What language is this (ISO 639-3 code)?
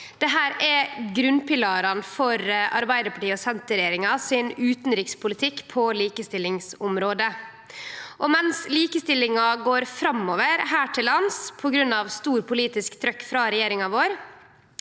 nor